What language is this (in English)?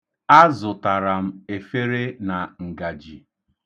Igbo